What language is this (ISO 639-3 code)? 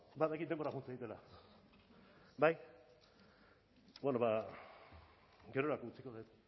eus